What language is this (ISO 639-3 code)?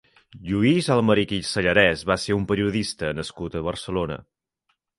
cat